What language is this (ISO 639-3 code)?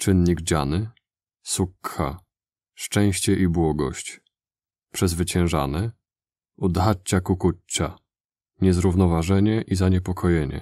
pol